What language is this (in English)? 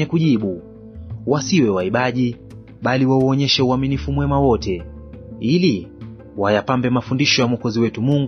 Swahili